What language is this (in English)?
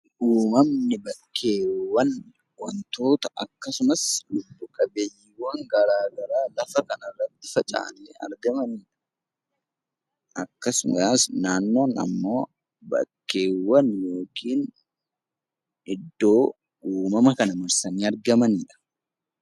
Oromo